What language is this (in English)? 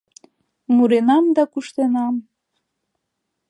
Mari